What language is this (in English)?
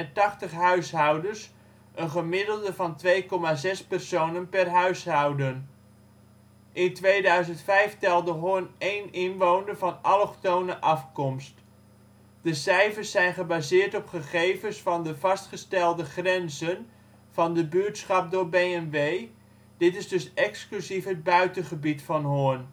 Dutch